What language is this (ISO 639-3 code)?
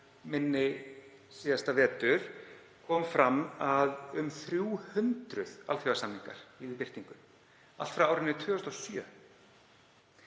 isl